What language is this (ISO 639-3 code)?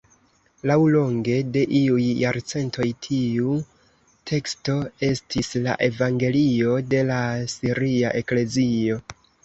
epo